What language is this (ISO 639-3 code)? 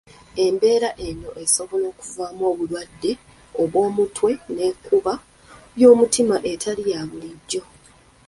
lug